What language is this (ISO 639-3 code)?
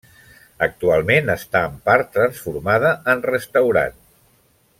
cat